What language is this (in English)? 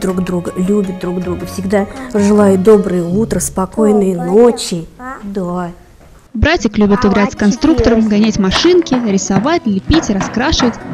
Russian